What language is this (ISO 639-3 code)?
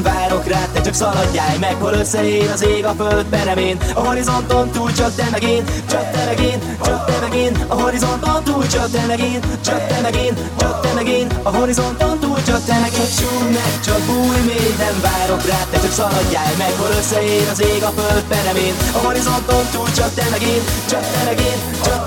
hun